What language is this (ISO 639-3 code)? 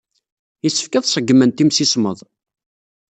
kab